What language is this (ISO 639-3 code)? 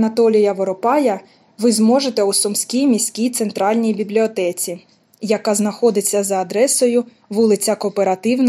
ukr